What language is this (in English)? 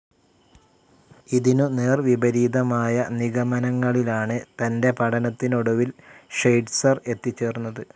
Malayalam